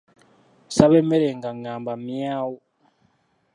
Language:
Ganda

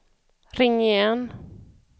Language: Swedish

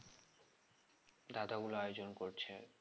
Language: Bangla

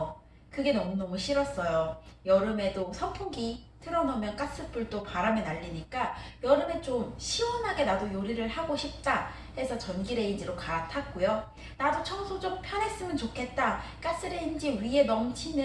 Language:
Korean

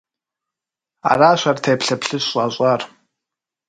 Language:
Kabardian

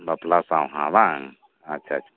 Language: Santali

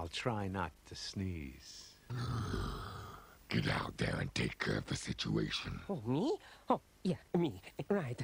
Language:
English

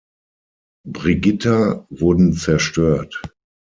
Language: German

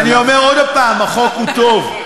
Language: Hebrew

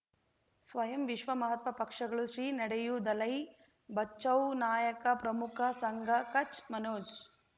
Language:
Kannada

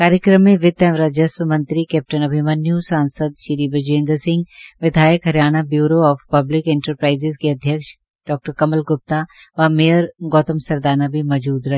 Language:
Hindi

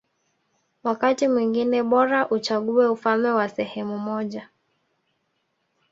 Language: Swahili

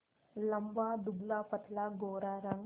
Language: Hindi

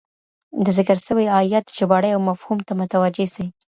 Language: Pashto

